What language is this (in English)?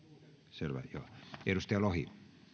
Finnish